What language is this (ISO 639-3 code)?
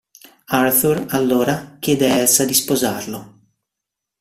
ita